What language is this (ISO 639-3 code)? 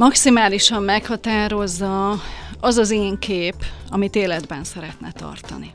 hun